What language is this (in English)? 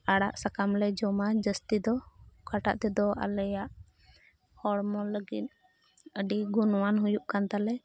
Santali